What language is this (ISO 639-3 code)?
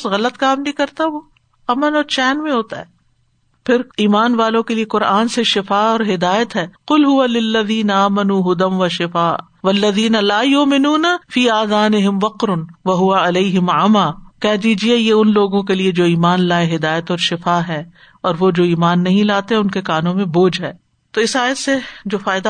urd